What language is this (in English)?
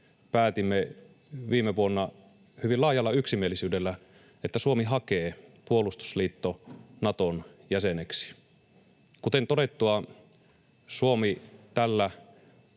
Finnish